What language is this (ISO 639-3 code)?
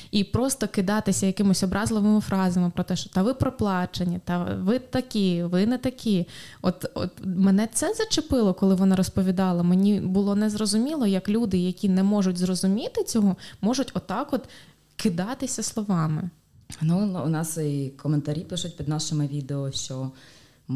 ukr